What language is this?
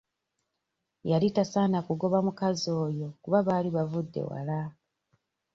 Ganda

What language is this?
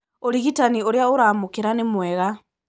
Kikuyu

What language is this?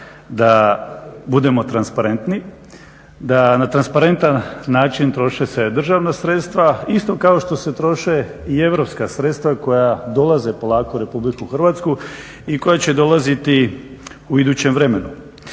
Croatian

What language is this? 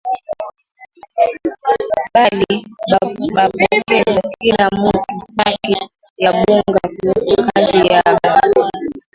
Swahili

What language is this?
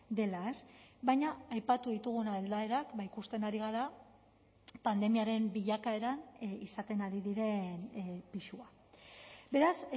Basque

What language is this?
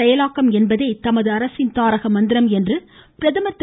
Tamil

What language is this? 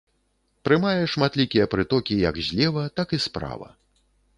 Belarusian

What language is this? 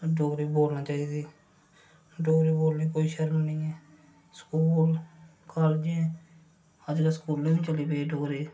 Dogri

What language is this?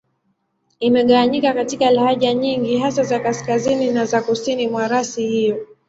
Swahili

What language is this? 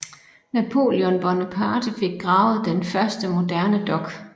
Danish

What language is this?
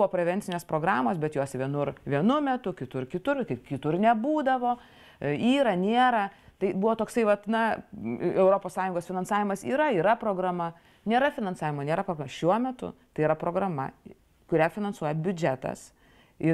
Lithuanian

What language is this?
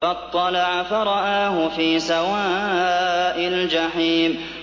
Arabic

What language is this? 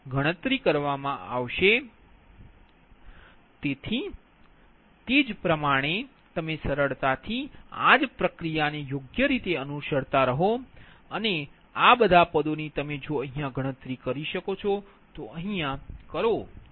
Gujarati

